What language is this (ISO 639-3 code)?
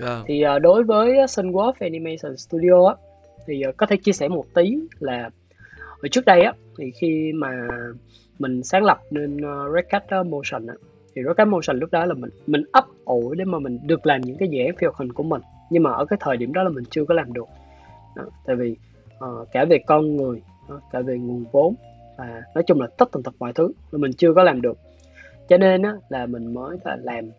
vie